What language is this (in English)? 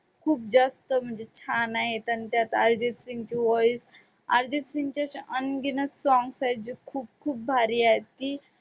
Marathi